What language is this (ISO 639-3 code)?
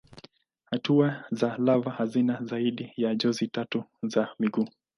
swa